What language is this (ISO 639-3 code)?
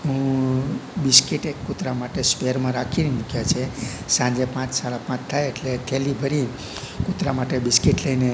guj